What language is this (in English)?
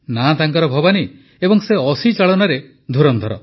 Odia